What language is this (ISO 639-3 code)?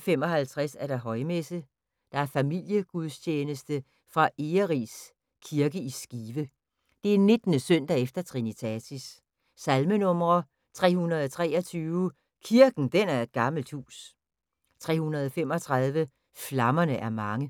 dan